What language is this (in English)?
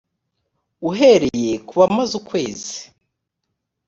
Kinyarwanda